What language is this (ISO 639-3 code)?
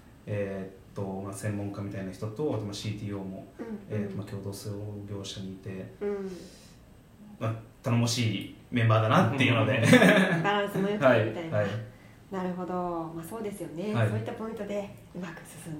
jpn